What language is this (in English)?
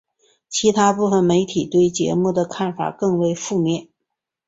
Chinese